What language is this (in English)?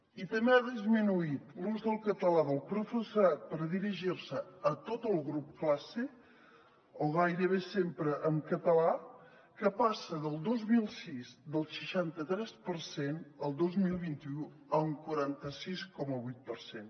Catalan